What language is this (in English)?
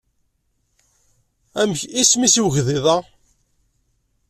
Kabyle